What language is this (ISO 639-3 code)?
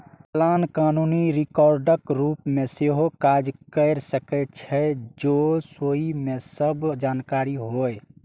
mai